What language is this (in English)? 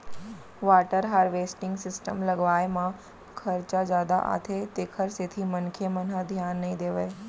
Chhattisgarhi